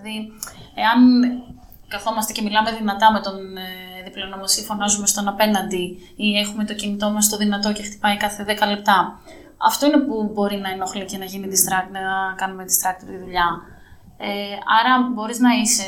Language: Greek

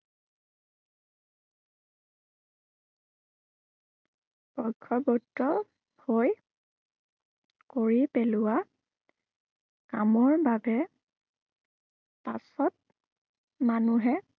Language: Assamese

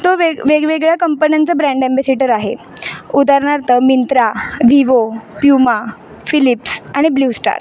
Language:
Marathi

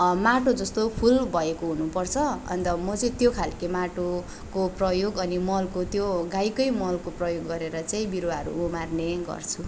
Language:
Nepali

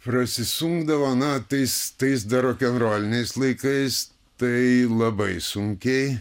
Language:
Lithuanian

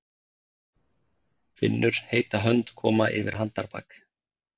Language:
Icelandic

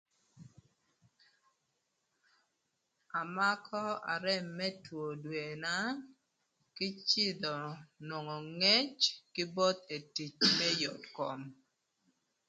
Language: Thur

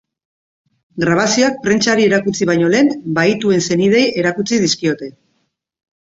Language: Basque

